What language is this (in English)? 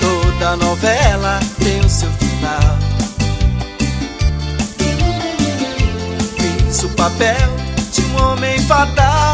Portuguese